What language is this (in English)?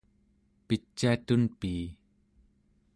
Central Yupik